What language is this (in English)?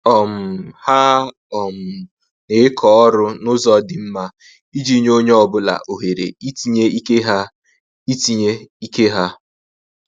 Igbo